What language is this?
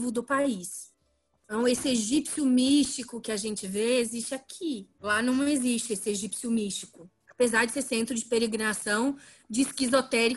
Portuguese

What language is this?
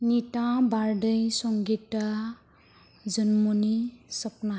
Bodo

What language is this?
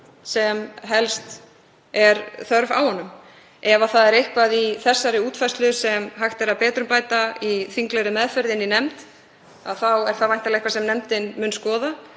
Icelandic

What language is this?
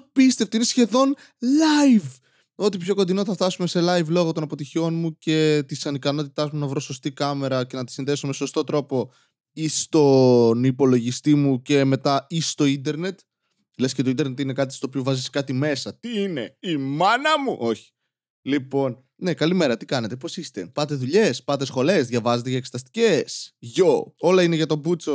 Greek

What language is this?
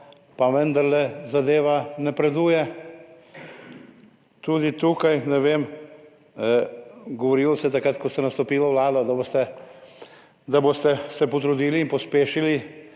Slovenian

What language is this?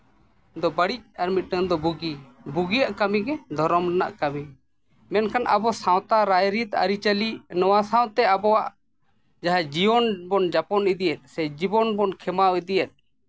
Santali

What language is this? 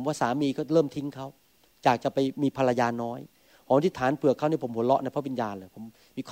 Thai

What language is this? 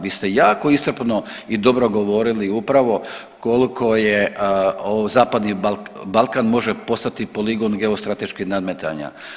Croatian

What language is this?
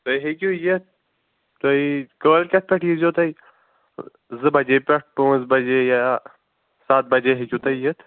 Kashmiri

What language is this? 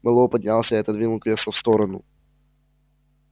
Russian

